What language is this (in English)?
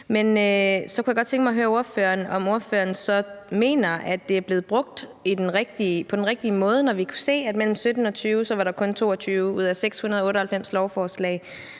Danish